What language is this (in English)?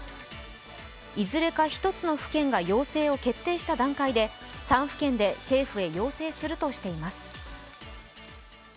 Japanese